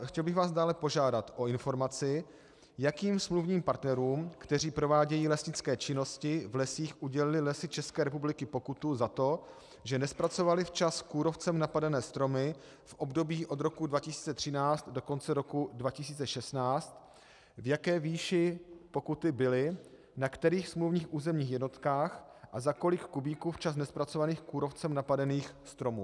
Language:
Czech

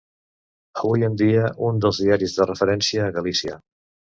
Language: Catalan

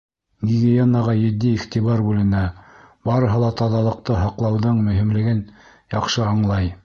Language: Bashkir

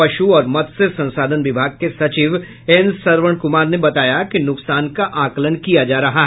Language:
Hindi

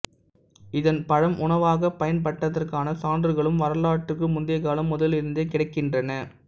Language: Tamil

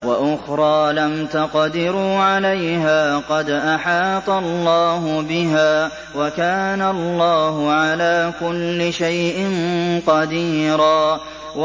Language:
Arabic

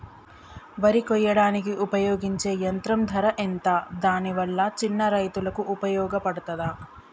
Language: Telugu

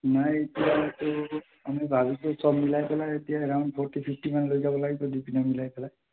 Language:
Assamese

